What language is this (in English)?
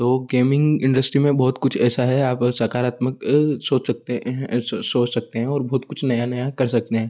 Hindi